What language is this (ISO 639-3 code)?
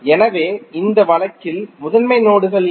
tam